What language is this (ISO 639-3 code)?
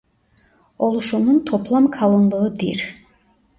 tur